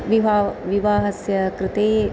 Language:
Sanskrit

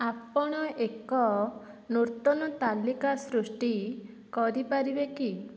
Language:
Odia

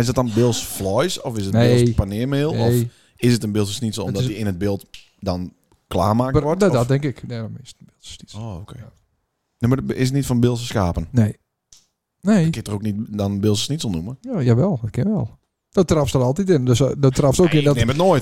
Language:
Dutch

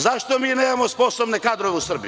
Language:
Serbian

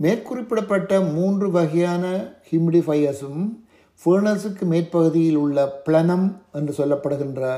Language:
Tamil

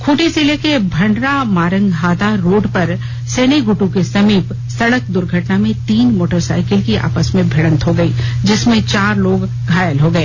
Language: Hindi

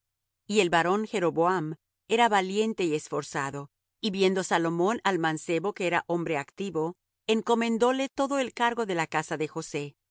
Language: Spanish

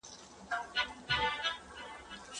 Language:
Pashto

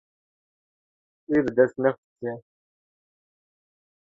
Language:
Kurdish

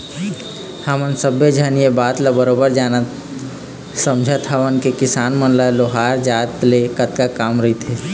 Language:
Chhattisgarhi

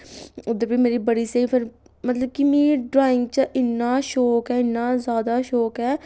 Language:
Dogri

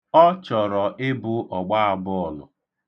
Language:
Igbo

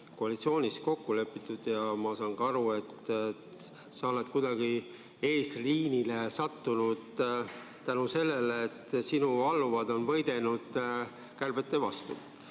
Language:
Estonian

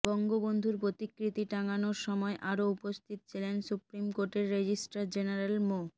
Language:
Bangla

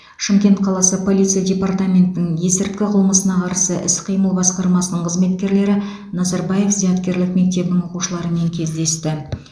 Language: Kazakh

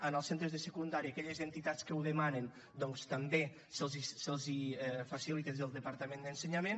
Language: Catalan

